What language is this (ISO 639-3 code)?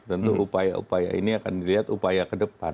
ind